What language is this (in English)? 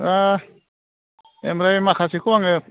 Bodo